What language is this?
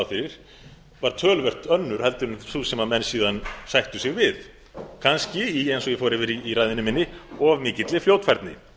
Icelandic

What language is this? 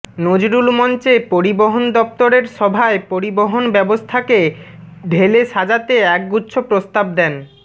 Bangla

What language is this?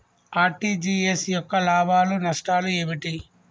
Telugu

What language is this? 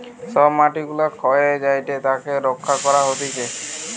Bangla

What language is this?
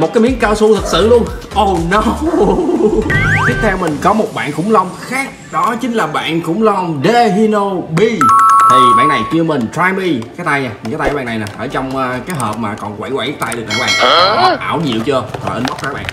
Vietnamese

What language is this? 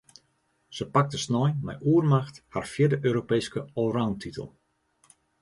Western Frisian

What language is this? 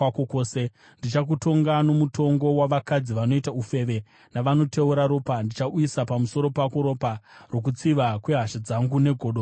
Shona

